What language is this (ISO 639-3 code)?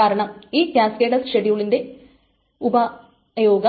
mal